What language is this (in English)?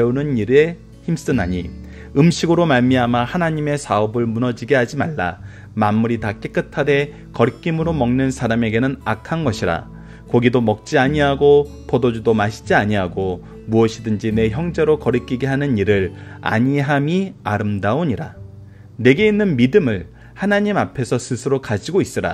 Korean